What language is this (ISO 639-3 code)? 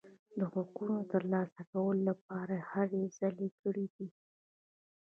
pus